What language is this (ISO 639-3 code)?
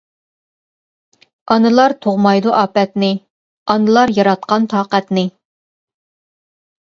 uig